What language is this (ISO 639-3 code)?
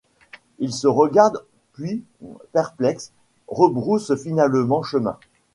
fra